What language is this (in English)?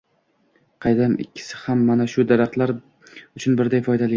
Uzbek